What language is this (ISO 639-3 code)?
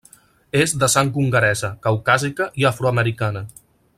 cat